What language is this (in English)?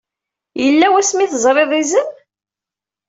Kabyle